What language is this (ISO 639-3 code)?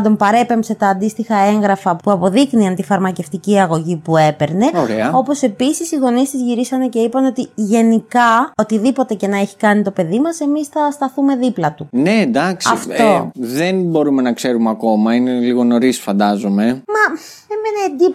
ell